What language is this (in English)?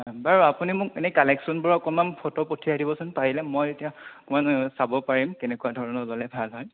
Assamese